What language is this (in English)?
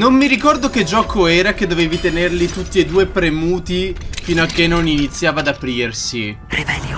Italian